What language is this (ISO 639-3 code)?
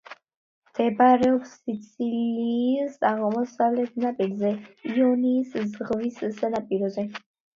kat